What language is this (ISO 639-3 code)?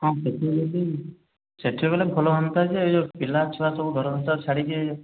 ori